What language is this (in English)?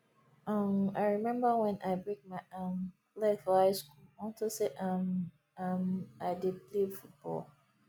Nigerian Pidgin